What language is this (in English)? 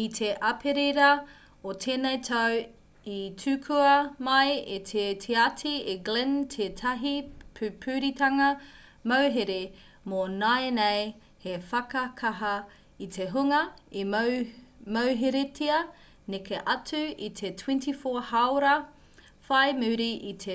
Māori